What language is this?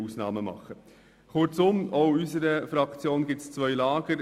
Swiss German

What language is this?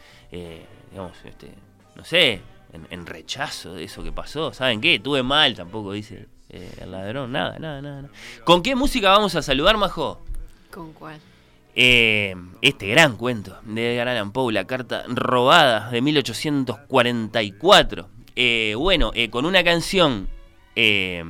Spanish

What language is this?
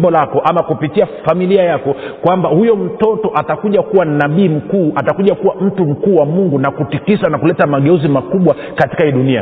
Swahili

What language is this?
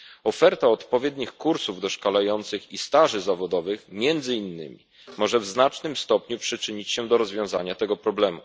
Polish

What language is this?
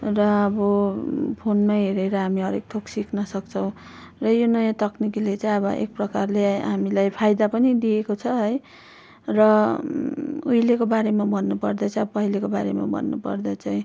Nepali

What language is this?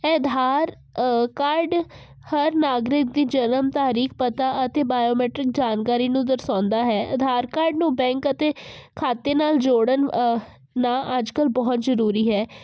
Punjabi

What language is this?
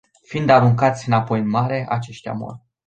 Romanian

